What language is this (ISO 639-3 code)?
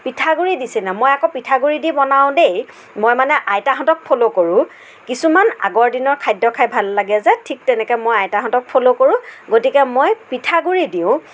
asm